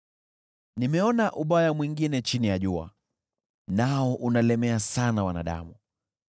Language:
Swahili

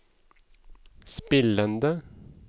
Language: Norwegian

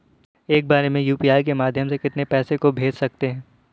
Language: Hindi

